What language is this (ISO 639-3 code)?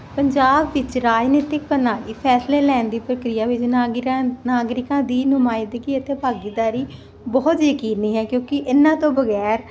pan